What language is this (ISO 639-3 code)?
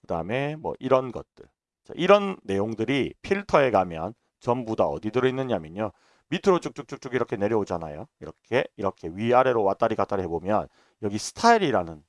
kor